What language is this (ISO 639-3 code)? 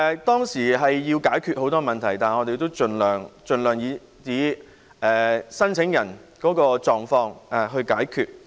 yue